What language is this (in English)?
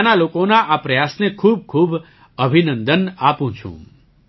Gujarati